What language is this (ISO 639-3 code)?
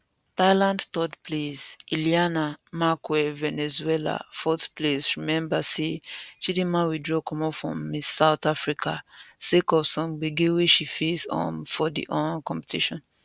pcm